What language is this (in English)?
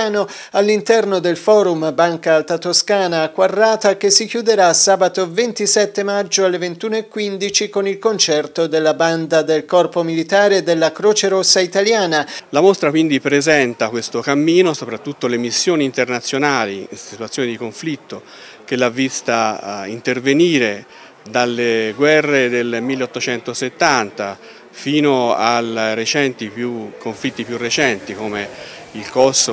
Italian